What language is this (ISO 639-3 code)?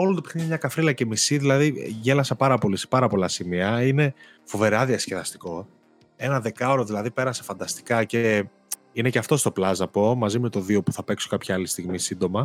ell